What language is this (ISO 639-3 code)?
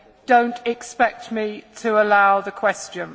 eng